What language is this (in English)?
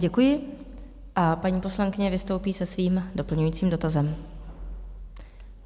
Czech